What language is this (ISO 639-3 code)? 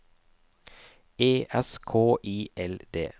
nor